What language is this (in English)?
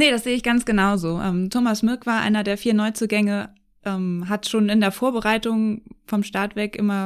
German